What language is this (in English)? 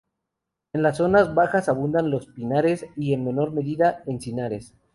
Spanish